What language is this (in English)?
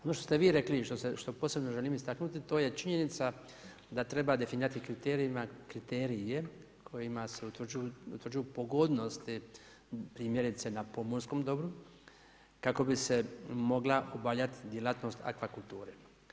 Croatian